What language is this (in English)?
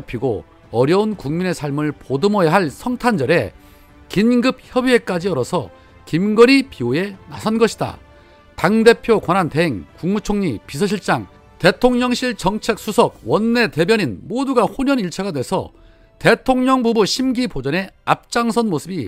Korean